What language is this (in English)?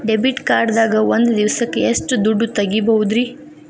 Kannada